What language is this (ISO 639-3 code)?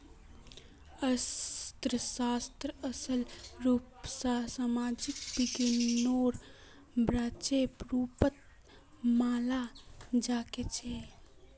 mag